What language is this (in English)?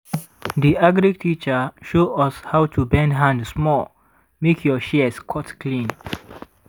Nigerian Pidgin